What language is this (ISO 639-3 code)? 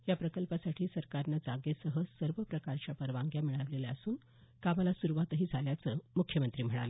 mar